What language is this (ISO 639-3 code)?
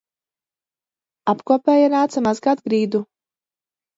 lav